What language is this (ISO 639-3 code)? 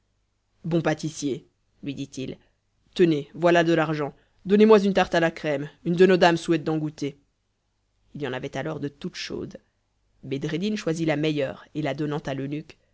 fra